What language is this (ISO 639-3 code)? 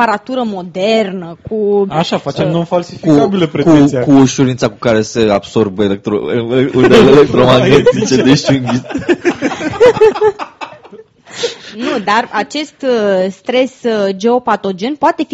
ron